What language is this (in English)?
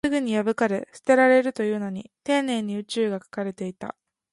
Japanese